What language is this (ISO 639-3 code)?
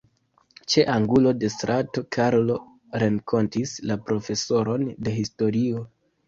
epo